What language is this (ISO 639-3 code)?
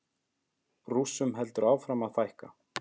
isl